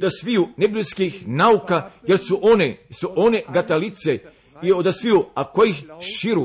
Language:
Croatian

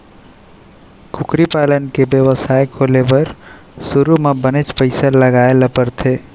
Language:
Chhattisgarhi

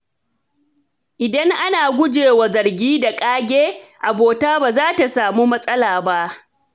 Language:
Hausa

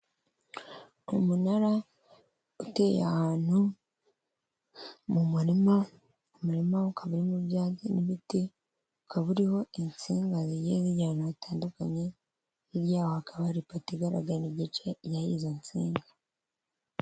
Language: Kinyarwanda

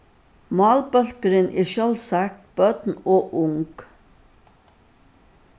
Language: Faroese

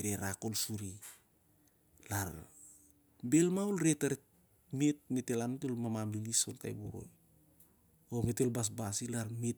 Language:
Siar-Lak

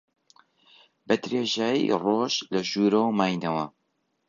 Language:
Central Kurdish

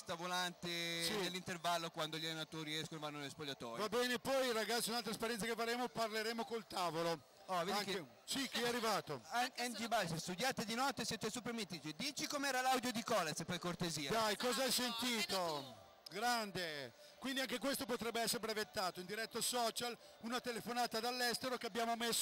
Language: Italian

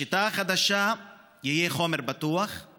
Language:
Hebrew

